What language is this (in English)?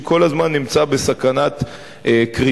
Hebrew